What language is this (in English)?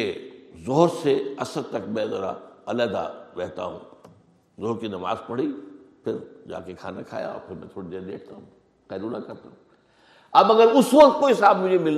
Urdu